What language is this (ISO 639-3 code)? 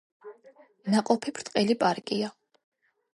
kat